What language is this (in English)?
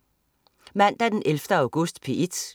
Danish